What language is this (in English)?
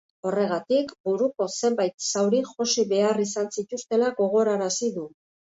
Basque